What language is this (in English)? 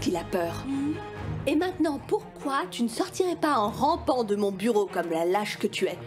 French